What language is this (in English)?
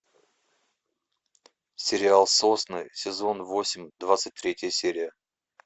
Russian